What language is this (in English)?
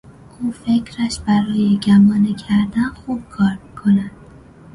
Persian